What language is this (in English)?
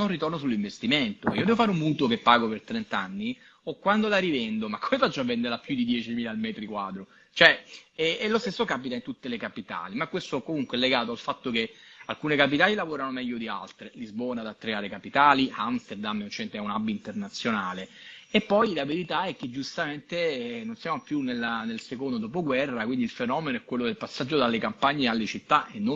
Italian